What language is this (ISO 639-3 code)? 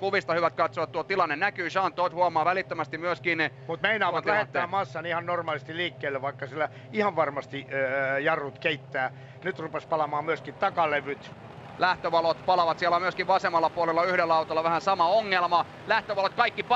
fin